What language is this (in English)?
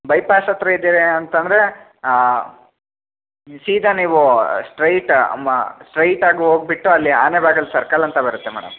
Kannada